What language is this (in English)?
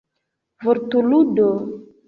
Esperanto